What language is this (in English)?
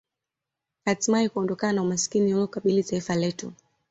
Swahili